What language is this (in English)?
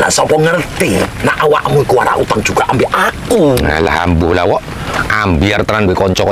Indonesian